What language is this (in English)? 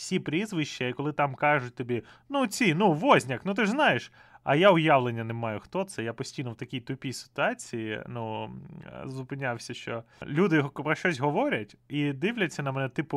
Ukrainian